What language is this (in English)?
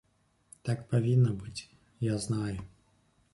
Belarusian